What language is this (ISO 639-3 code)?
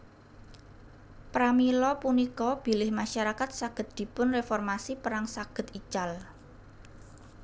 jav